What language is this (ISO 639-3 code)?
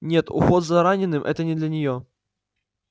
rus